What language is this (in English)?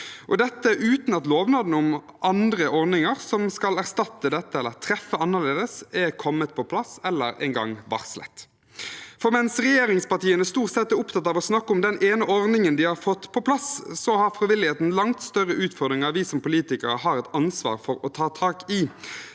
Norwegian